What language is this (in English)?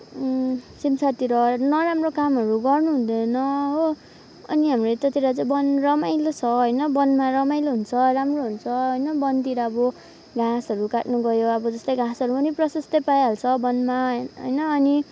Nepali